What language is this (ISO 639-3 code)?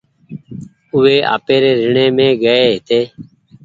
gig